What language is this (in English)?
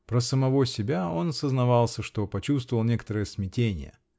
Russian